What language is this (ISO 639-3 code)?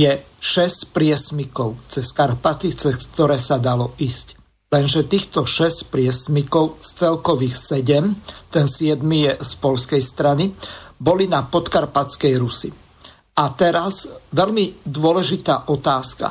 slk